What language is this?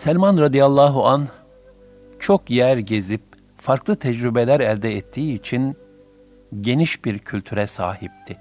Turkish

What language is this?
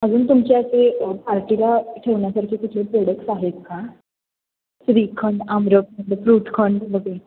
Marathi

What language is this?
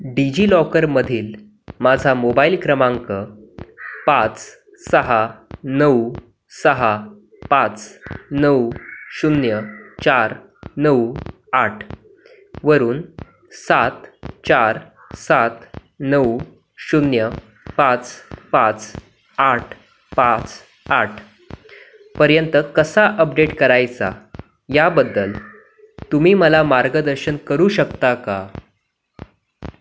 Marathi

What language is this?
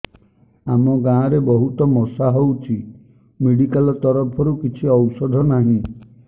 Odia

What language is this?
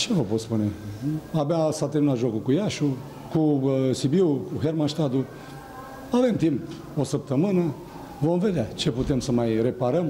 Romanian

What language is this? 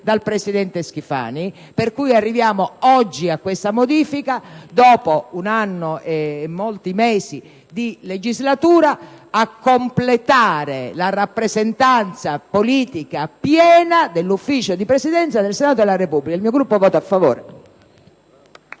Italian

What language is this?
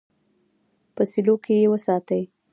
Pashto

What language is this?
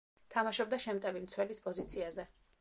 Georgian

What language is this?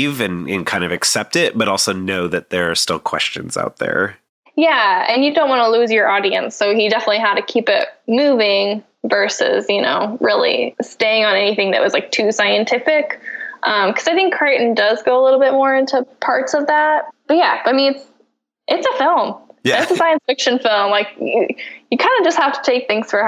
English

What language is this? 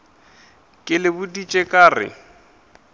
Northern Sotho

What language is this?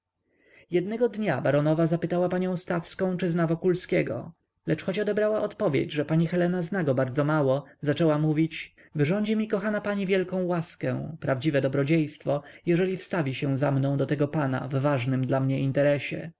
Polish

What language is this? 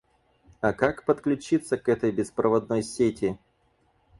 Russian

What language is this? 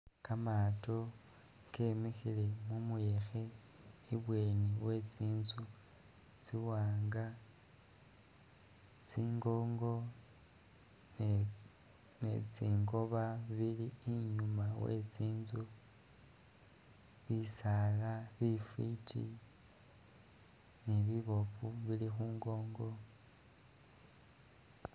Masaaba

